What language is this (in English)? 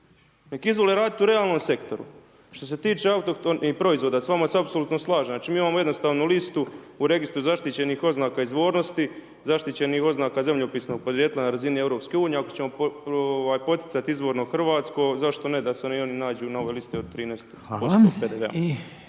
Croatian